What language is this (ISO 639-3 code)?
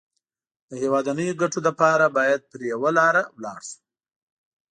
pus